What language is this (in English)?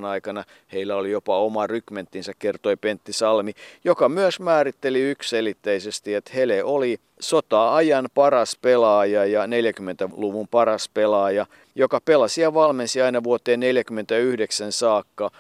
Finnish